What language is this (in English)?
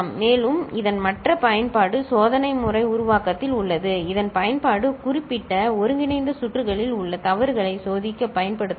Tamil